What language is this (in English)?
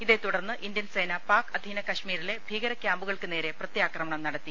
Malayalam